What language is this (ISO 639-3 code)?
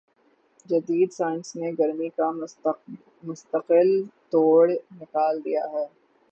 urd